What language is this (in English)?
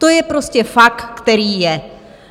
Czech